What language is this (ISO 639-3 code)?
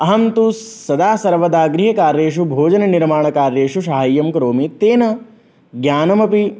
san